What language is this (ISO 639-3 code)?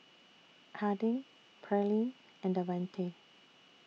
eng